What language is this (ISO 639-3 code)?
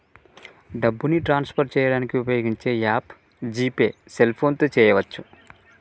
tel